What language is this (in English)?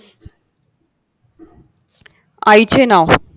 Marathi